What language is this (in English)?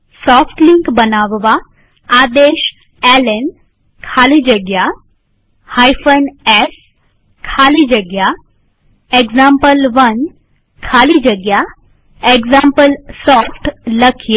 Gujarati